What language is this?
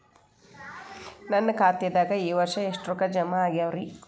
Kannada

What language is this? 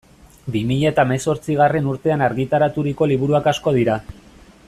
Basque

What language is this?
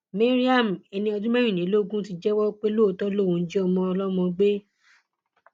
Yoruba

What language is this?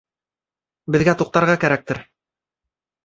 Bashkir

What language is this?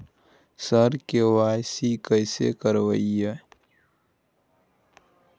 Maithili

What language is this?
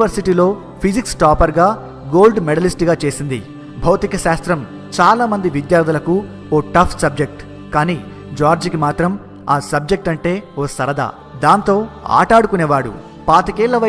Telugu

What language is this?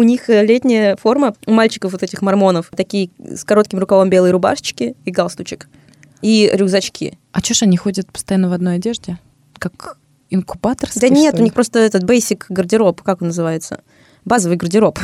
Russian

